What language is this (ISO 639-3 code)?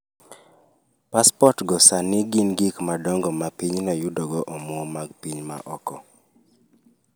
luo